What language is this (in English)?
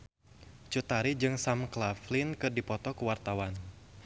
Sundanese